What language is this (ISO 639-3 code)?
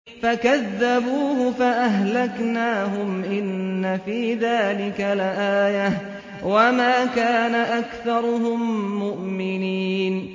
ara